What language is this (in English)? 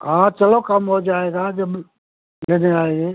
Hindi